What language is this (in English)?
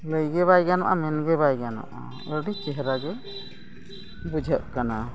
Santali